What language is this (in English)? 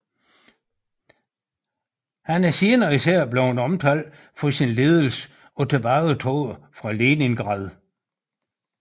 Danish